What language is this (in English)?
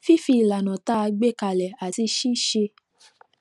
Yoruba